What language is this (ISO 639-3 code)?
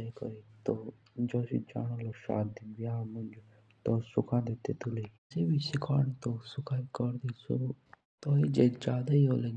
jns